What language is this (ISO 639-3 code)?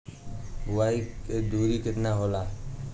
bho